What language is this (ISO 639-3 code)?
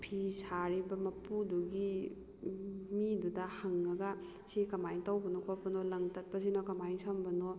mni